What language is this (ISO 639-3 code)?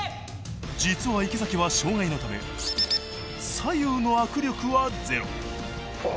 jpn